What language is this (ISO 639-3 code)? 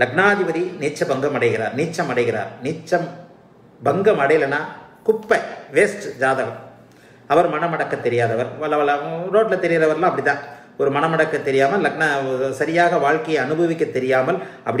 eng